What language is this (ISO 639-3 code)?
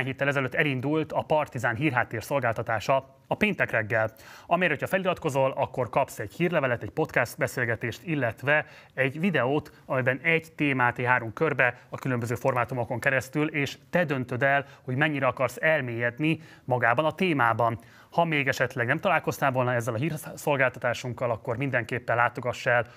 hun